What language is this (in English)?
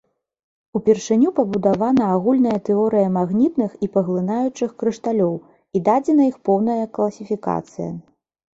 Belarusian